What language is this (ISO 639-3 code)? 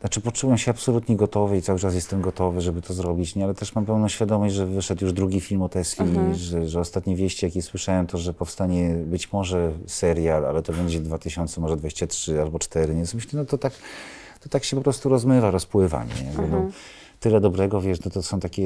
pol